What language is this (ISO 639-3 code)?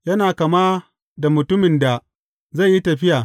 hau